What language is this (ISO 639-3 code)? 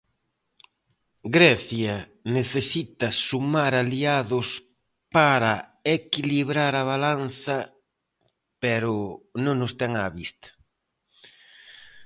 glg